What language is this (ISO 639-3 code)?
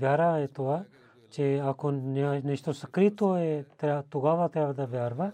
bul